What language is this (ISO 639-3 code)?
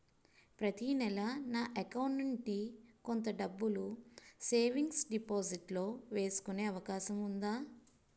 tel